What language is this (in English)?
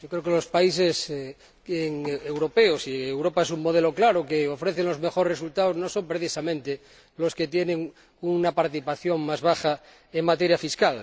Spanish